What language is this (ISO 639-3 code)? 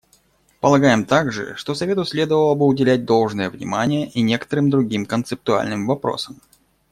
rus